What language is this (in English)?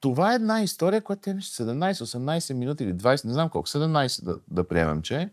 Bulgarian